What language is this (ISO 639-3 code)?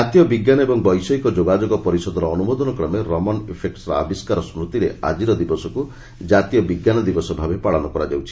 ori